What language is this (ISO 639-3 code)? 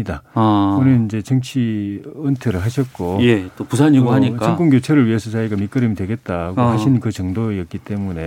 kor